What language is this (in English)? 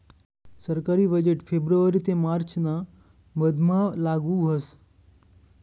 Marathi